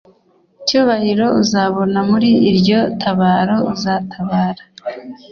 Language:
Kinyarwanda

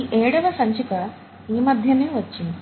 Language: Telugu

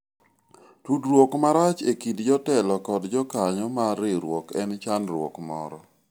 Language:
Luo (Kenya and Tanzania)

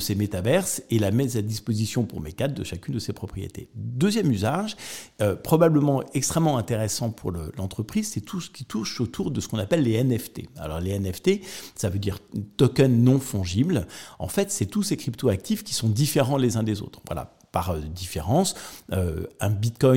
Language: French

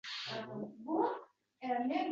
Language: Uzbek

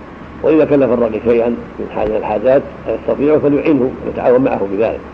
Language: Arabic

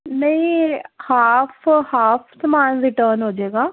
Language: Punjabi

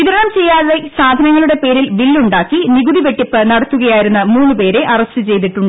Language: Malayalam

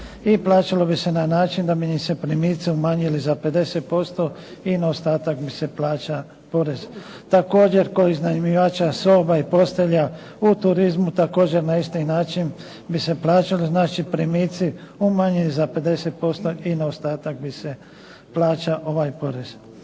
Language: Croatian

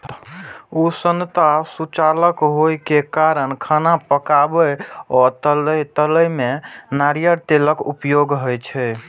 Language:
Maithili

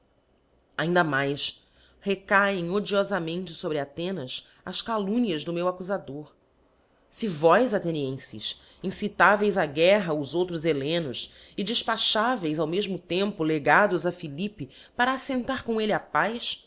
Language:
Portuguese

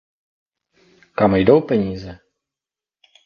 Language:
Czech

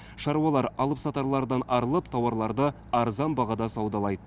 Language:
Kazakh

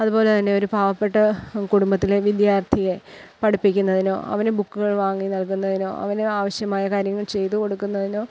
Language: Malayalam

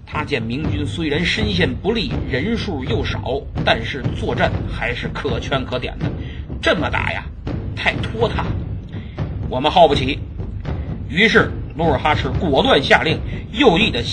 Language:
Chinese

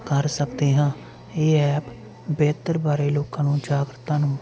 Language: Punjabi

